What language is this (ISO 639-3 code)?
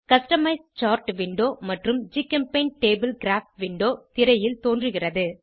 tam